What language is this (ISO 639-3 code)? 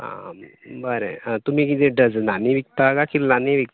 kok